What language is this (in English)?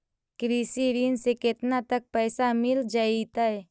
Magahi